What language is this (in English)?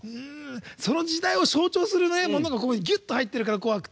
Japanese